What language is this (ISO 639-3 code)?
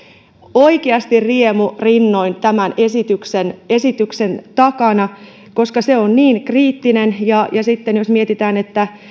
fin